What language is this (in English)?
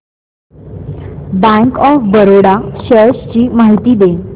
Marathi